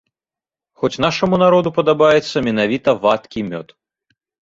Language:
Belarusian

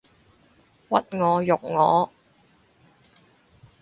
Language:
Cantonese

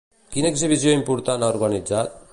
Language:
Catalan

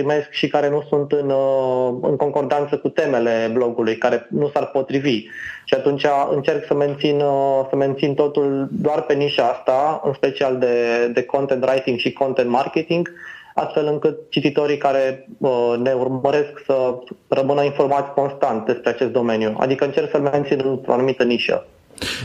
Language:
Romanian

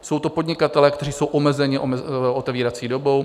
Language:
Czech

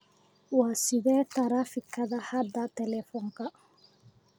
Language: Somali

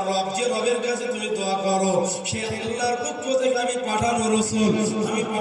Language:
Bangla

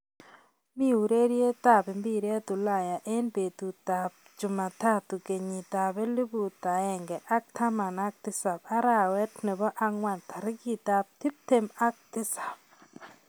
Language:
Kalenjin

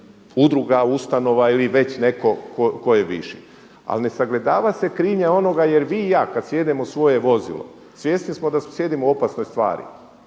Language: Croatian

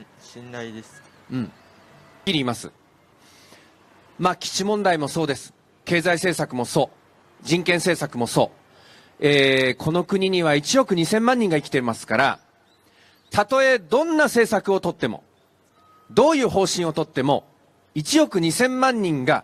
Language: Japanese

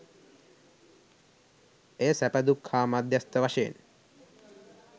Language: Sinhala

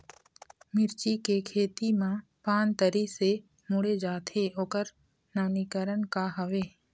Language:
Chhattisgarhi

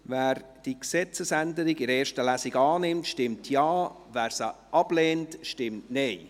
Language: Swiss German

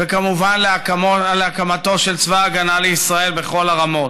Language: Hebrew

